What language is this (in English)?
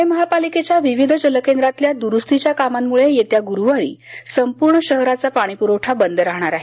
Marathi